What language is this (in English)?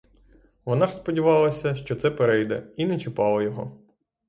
Ukrainian